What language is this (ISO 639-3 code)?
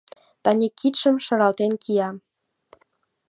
chm